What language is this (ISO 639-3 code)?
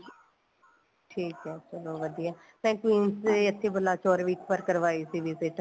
pan